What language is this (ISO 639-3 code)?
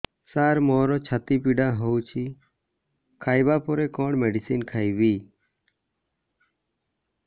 ori